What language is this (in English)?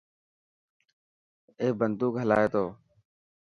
Dhatki